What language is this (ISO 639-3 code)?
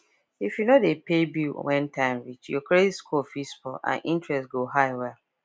pcm